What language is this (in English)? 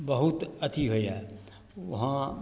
Maithili